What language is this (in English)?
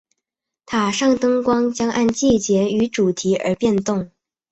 Chinese